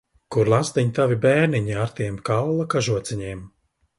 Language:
Latvian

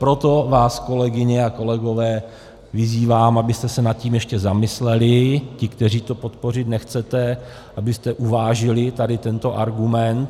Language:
Czech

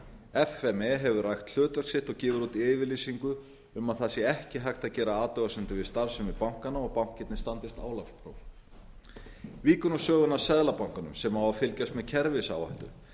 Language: Icelandic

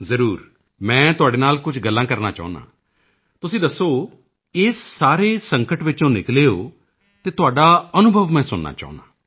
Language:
Punjabi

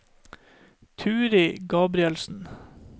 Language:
Norwegian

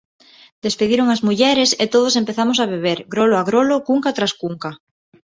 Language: Galician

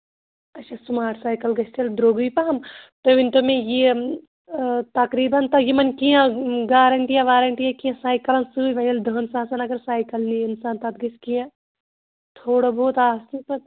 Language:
Kashmiri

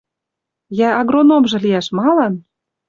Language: Western Mari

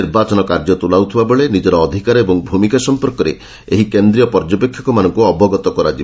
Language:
Odia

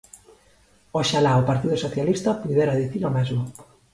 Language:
Galician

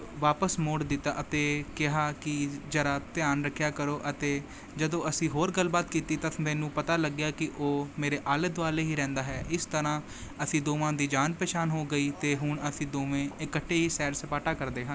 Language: Punjabi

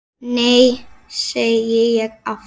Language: Icelandic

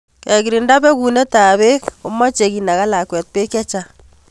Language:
Kalenjin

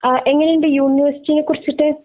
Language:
Malayalam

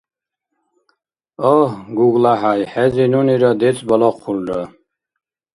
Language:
Dargwa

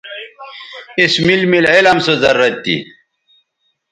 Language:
Bateri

